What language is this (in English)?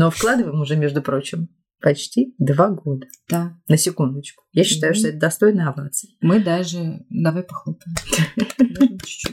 Russian